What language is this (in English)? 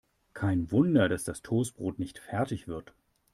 German